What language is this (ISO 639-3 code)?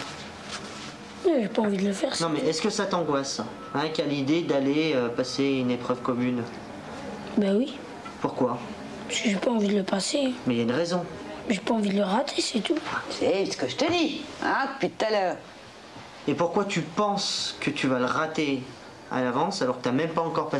fra